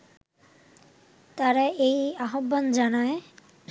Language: Bangla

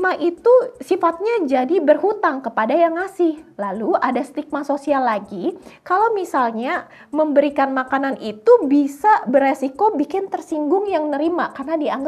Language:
Indonesian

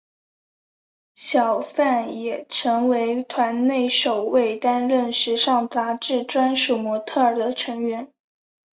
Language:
Chinese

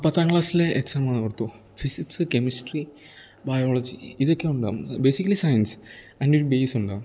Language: Malayalam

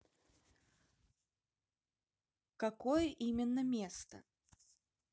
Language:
Russian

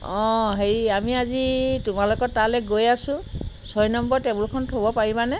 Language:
Assamese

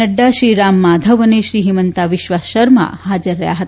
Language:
Gujarati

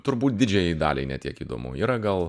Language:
Lithuanian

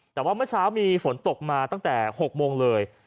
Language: Thai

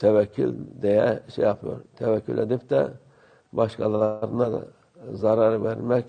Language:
Turkish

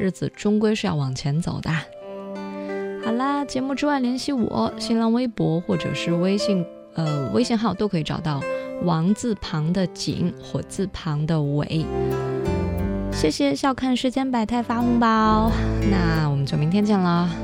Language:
Chinese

